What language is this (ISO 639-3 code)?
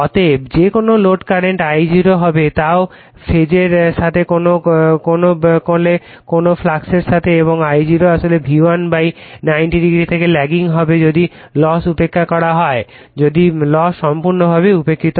ben